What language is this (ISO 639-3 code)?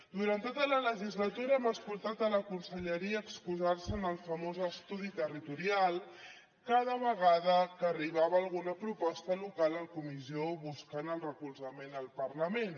cat